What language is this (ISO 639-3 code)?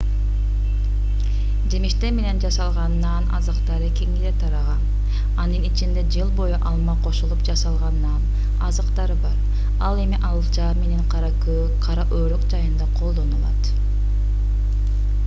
kir